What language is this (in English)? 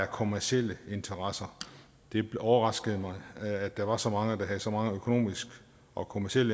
Danish